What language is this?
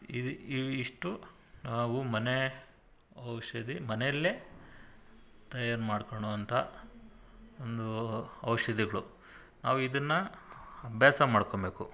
Kannada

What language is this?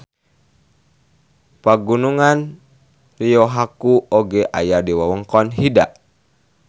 Sundanese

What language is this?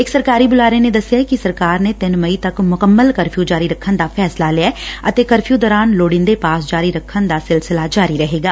Punjabi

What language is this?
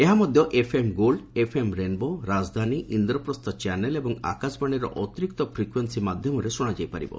Odia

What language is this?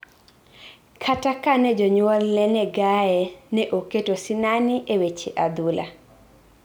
Luo (Kenya and Tanzania)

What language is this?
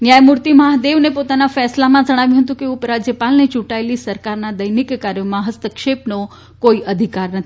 Gujarati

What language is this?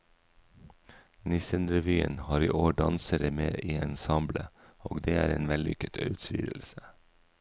Norwegian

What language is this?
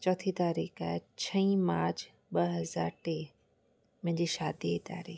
Sindhi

